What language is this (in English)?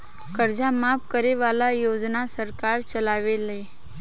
Bhojpuri